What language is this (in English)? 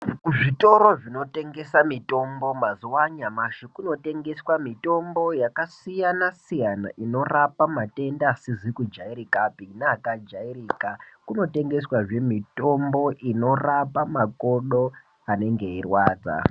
Ndau